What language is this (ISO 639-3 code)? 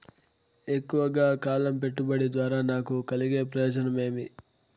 tel